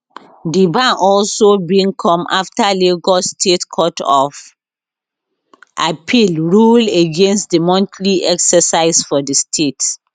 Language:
Nigerian Pidgin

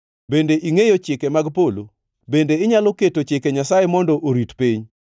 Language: Luo (Kenya and Tanzania)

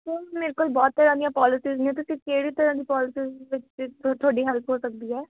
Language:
Punjabi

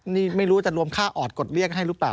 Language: Thai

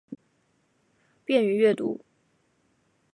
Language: Chinese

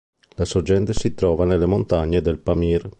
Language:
Italian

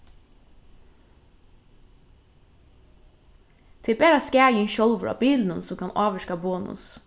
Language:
Faroese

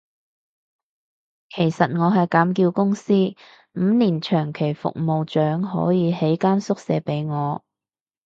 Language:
Cantonese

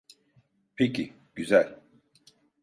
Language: Turkish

